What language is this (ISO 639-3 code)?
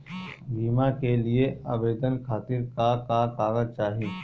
bho